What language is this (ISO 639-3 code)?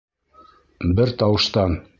bak